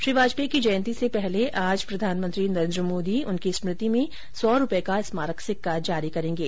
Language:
Hindi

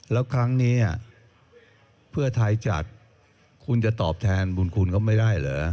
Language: Thai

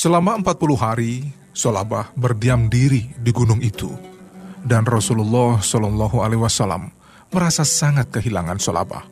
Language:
Indonesian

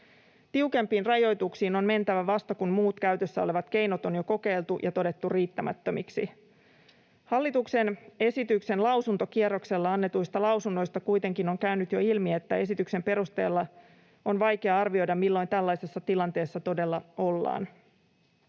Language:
Finnish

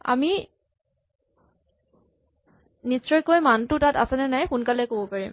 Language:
Assamese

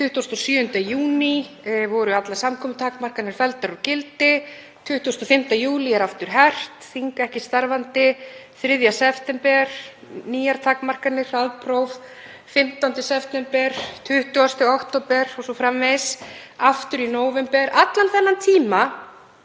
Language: Icelandic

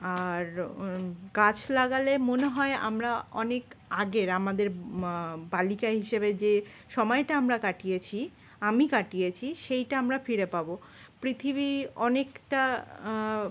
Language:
Bangla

